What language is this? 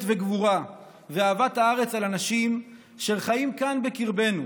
Hebrew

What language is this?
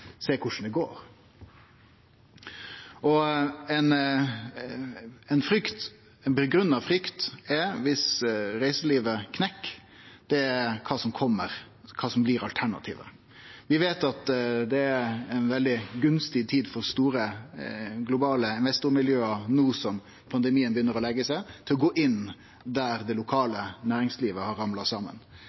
Norwegian Nynorsk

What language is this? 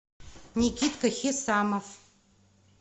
Russian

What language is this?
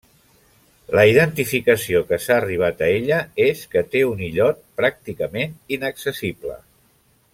Catalan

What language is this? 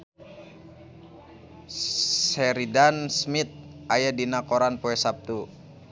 Sundanese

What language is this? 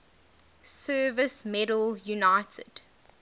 English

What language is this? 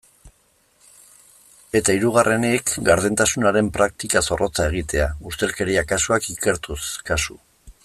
Basque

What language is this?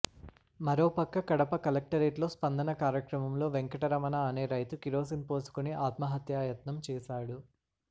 Telugu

